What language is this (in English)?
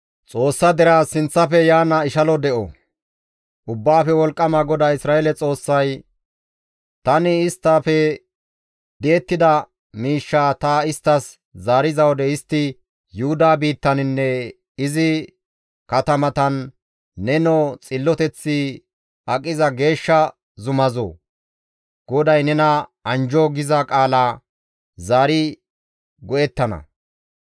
Gamo